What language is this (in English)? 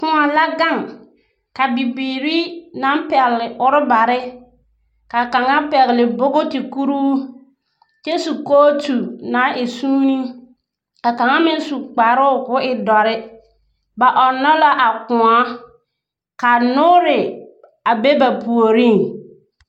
Southern Dagaare